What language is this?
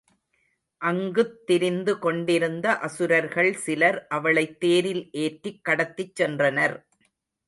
Tamil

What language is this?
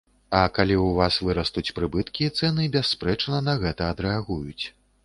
Belarusian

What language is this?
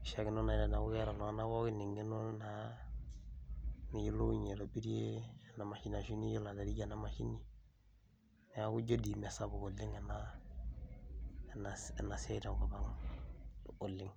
Masai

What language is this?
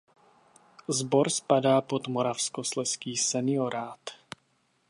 Czech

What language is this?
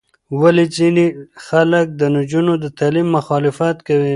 Pashto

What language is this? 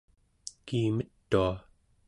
Central Yupik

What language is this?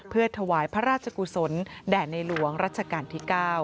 Thai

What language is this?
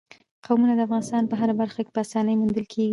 Pashto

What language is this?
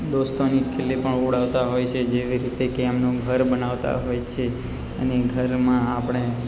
Gujarati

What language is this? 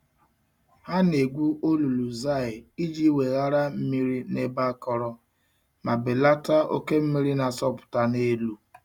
Igbo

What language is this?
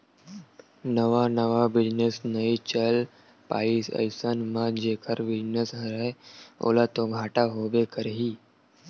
Chhattisgarhi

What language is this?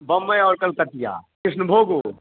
Maithili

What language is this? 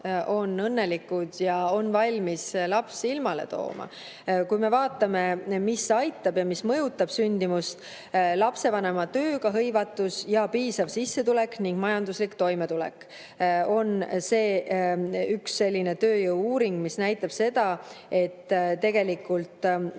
Estonian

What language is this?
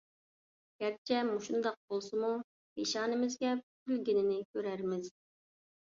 Uyghur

